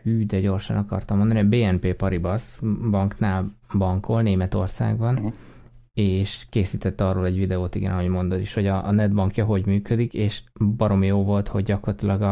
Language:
Hungarian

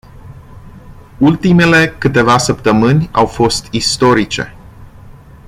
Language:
Romanian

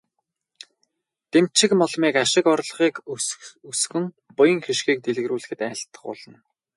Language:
Mongolian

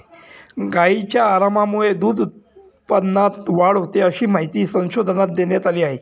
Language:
Marathi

